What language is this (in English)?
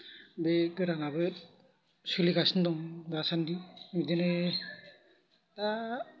Bodo